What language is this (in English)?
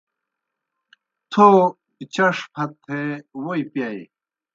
Kohistani Shina